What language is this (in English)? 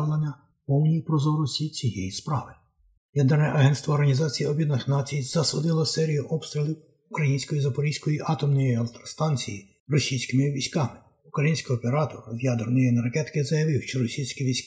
Ukrainian